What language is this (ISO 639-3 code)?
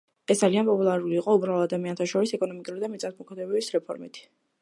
kat